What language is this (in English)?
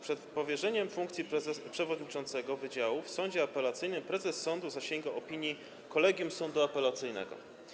Polish